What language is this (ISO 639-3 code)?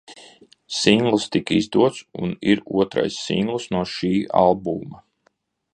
lav